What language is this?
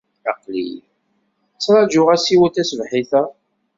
Kabyle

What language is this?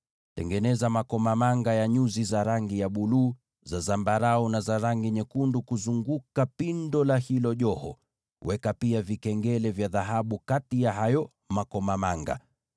Swahili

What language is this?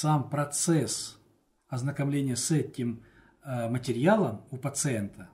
Russian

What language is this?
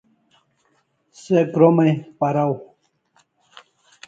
Kalasha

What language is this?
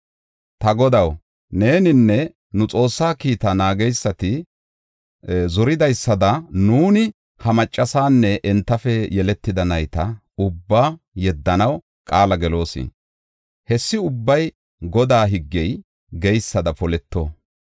Gofa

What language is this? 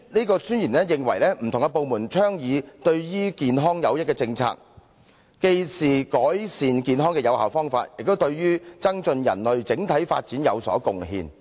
Cantonese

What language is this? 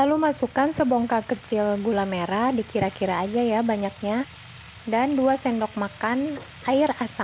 Indonesian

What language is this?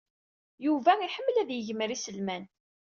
Kabyle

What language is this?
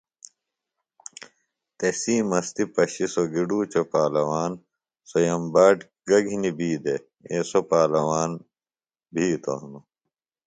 Phalura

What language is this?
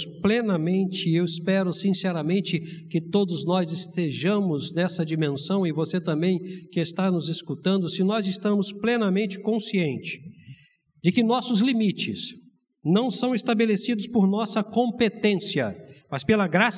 Portuguese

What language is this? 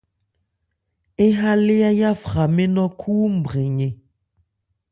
Ebrié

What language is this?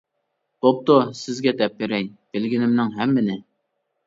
Uyghur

